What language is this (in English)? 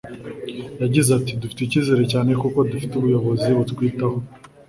Kinyarwanda